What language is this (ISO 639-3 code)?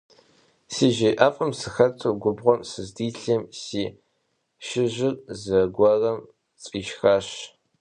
kbd